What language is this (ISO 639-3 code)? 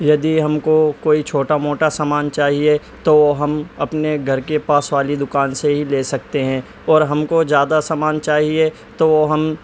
urd